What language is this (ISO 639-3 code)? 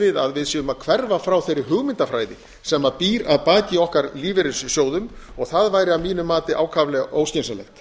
isl